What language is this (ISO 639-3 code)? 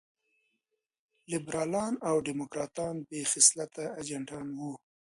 pus